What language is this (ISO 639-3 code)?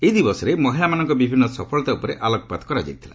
ori